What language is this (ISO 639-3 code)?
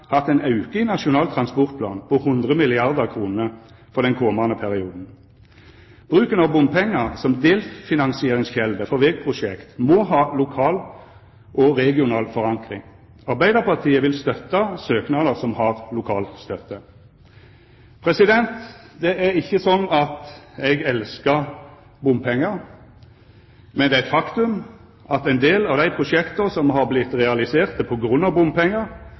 nno